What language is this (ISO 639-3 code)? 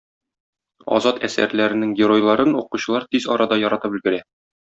tat